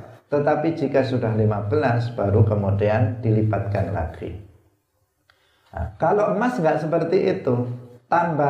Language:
Indonesian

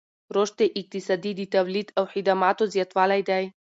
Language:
Pashto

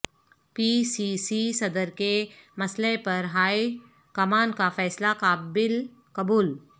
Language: Urdu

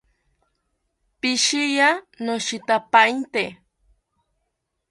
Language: South Ucayali Ashéninka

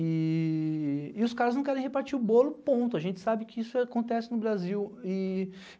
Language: Portuguese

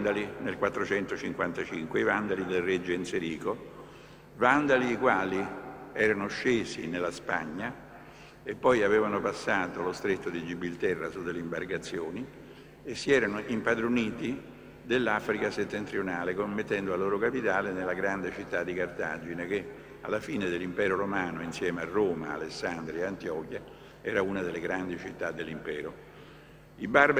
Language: Italian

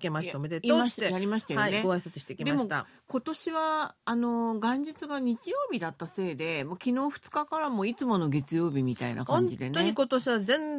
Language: Japanese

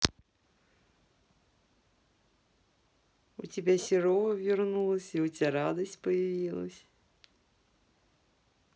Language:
Russian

